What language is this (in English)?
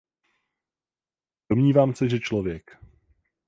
Czech